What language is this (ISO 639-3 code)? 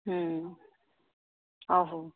doi